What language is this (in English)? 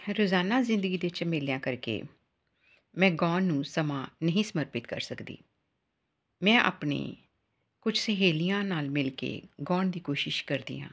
Punjabi